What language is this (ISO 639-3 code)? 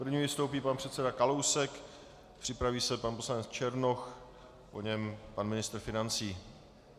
ces